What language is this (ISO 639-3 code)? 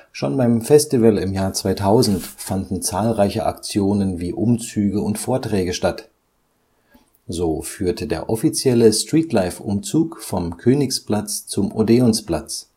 deu